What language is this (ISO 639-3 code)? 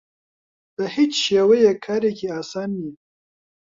ckb